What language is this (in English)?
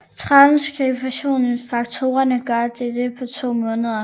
Danish